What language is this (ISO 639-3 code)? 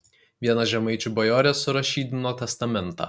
lit